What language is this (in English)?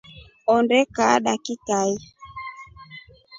Rombo